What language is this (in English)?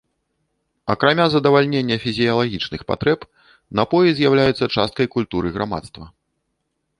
Belarusian